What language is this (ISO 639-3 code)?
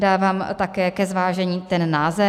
ces